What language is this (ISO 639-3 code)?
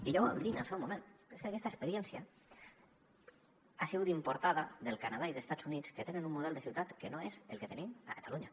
cat